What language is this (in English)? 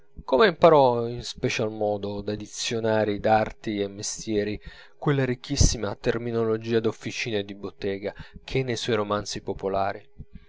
Italian